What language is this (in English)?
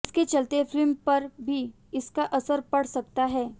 Hindi